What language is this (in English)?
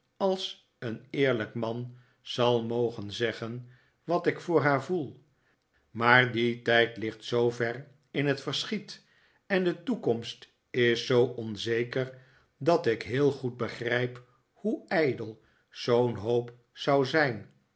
Dutch